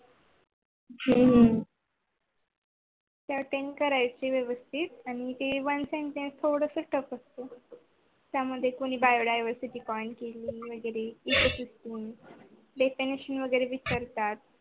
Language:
Marathi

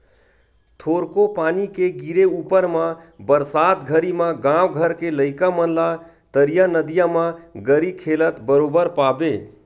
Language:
Chhattisgarhi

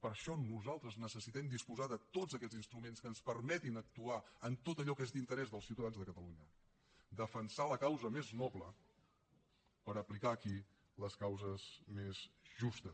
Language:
Catalan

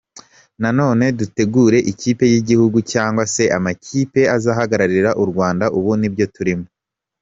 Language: Kinyarwanda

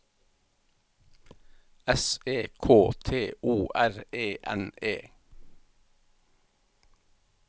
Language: Norwegian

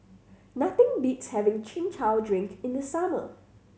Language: English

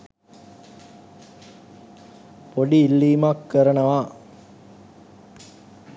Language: Sinhala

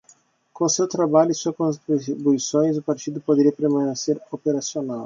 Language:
Portuguese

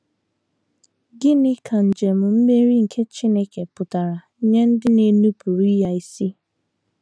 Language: Igbo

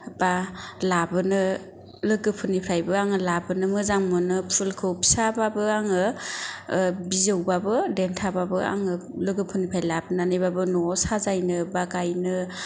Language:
Bodo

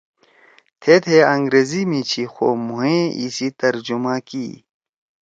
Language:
Torwali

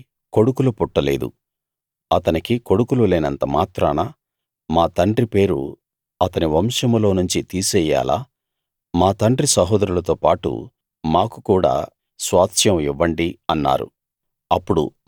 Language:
Telugu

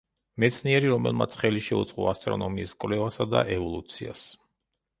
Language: Georgian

